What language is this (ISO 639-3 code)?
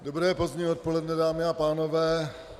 ces